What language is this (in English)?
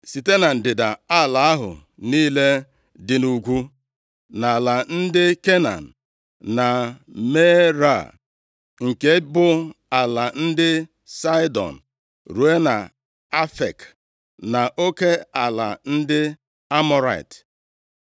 Igbo